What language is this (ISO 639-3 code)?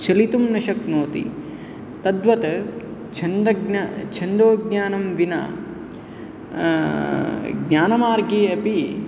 san